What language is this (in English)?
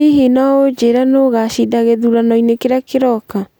Kikuyu